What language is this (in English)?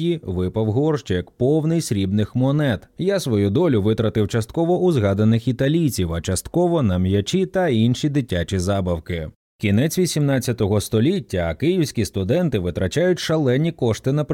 Ukrainian